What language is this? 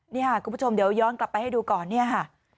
Thai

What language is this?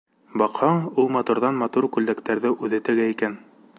Bashkir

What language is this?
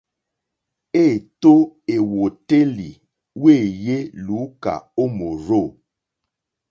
Mokpwe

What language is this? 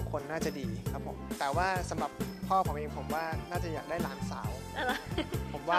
Thai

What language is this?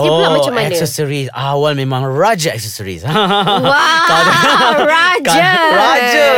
Malay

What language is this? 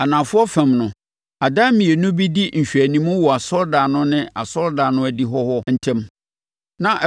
Akan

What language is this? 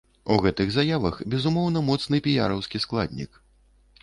Belarusian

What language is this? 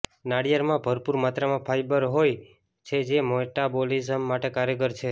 Gujarati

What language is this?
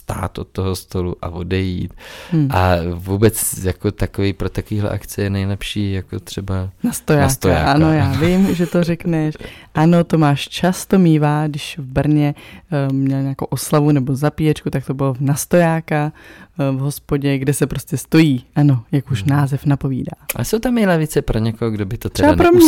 Czech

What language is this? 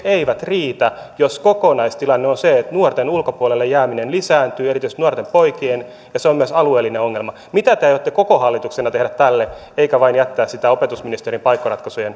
Finnish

